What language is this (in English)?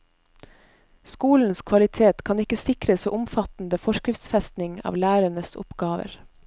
Norwegian